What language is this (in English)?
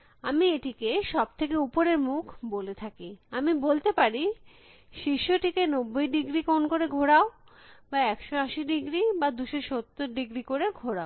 Bangla